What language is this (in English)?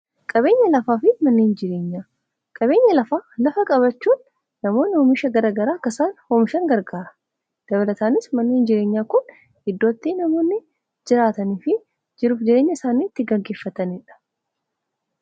Oromo